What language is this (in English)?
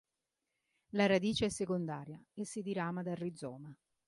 Italian